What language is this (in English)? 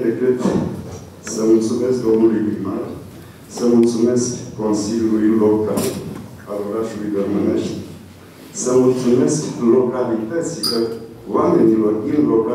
Romanian